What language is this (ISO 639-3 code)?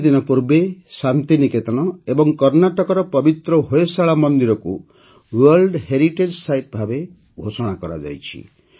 ori